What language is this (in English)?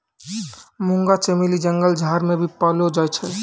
Maithili